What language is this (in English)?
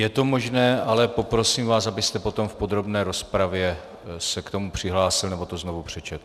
Czech